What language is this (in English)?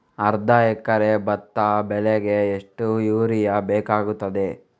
Kannada